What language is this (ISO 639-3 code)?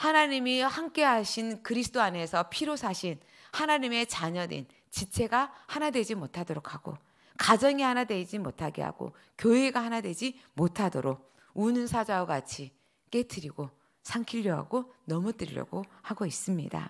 kor